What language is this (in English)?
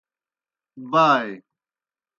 Kohistani Shina